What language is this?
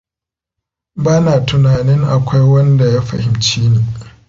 Hausa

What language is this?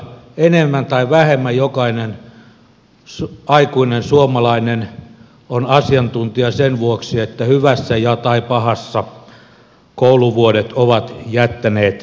Finnish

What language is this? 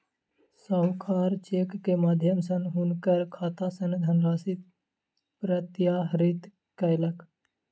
Maithili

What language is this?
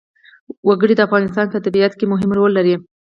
Pashto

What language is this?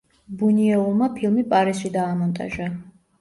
Georgian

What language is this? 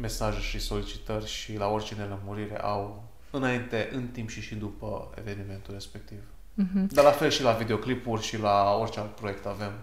Romanian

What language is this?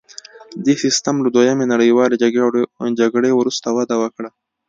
Pashto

